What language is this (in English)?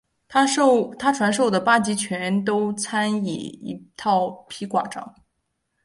Chinese